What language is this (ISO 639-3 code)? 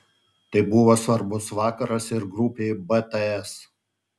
lit